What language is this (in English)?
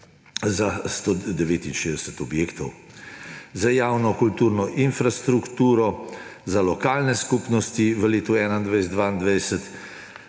Slovenian